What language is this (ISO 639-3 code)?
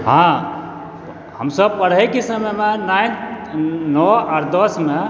mai